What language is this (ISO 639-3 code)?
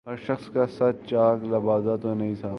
urd